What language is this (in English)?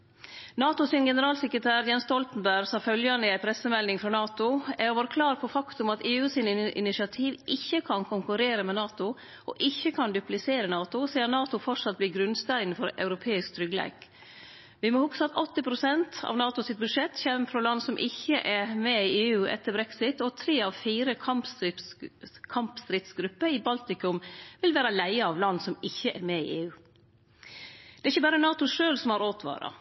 Norwegian Nynorsk